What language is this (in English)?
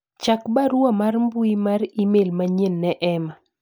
Luo (Kenya and Tanzania)